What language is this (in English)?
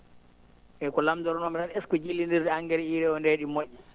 Fula